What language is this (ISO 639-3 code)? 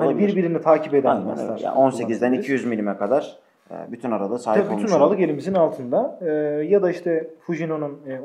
tur